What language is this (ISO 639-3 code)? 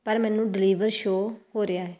pan